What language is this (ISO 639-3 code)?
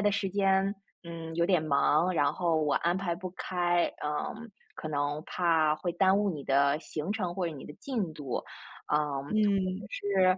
zho